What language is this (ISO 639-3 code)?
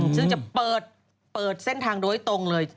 tha